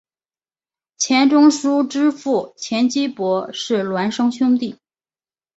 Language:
Chinese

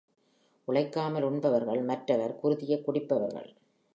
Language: Tamil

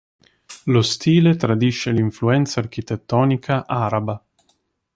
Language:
Italian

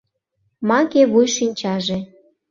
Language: Mari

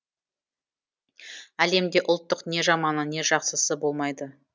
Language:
Kazakh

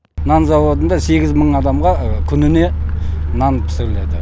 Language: Kazakh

